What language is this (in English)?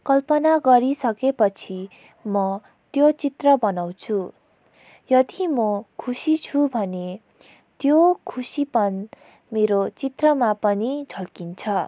Nepali